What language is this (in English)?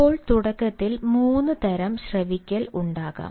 Malayalam